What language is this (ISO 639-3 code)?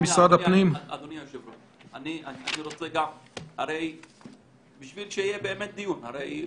heb